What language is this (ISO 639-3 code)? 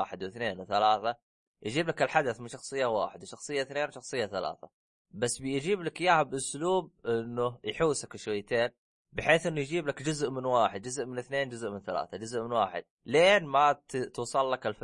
ara